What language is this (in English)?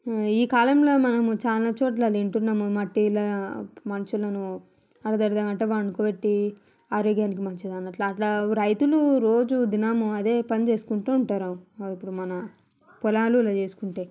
Telugu